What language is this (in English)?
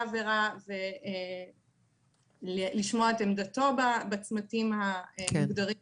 Hebrew